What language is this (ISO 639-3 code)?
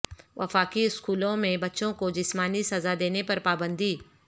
urd